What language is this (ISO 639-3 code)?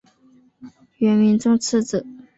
zho